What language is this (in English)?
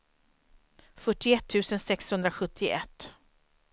Swedish